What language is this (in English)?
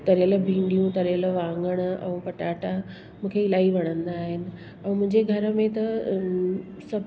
Sindhi